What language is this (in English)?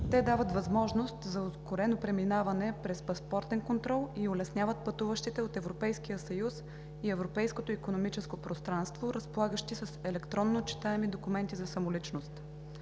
Bulgarian